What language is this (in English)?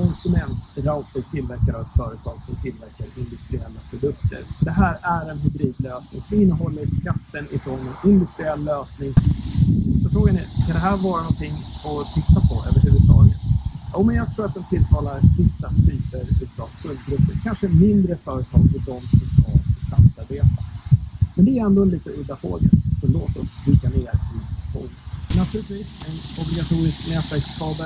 Swedish